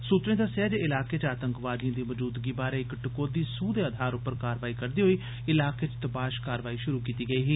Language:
Dogri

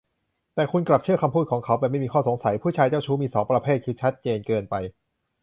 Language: Thai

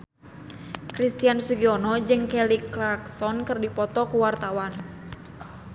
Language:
Sundanese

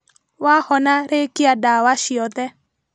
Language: Kikuyu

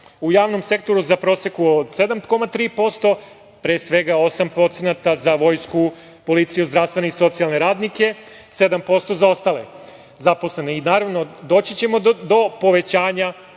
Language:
Serbian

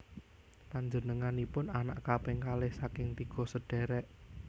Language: Javanese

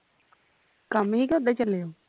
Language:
Punjabi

